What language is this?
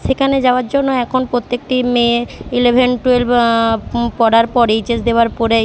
Bangla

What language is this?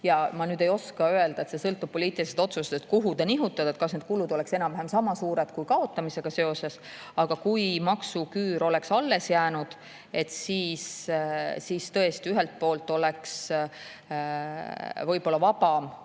Estonian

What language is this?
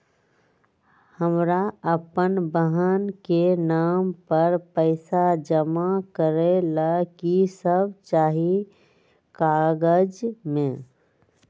Magahi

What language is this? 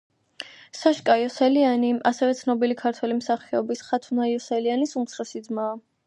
Georgian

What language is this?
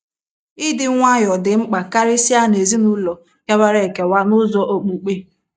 Igbo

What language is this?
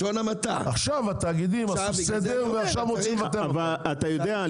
Hebrew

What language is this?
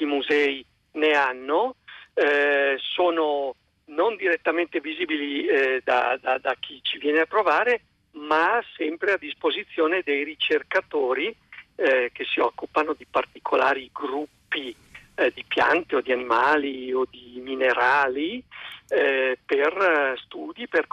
Italian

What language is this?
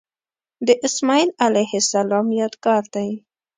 Pashto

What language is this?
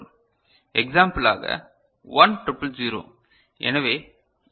Tamil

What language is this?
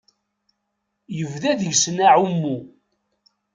Kabyle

